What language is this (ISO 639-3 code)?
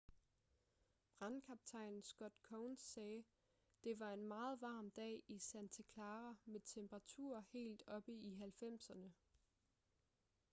dan